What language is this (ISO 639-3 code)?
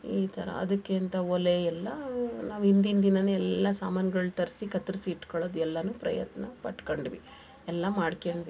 kan